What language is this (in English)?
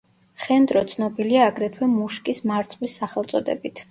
Georgian